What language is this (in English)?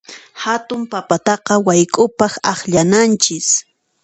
Puno Quechua